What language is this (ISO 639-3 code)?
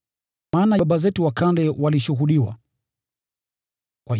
swa